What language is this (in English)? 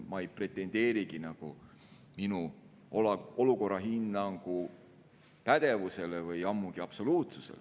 Estonian